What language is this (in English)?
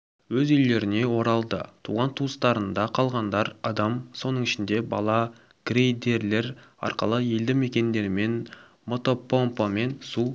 Kazakh